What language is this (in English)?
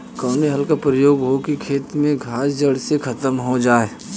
Bhojpuri